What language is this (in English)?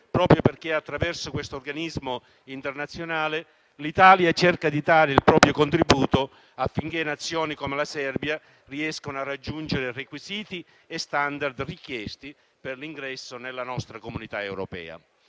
Italian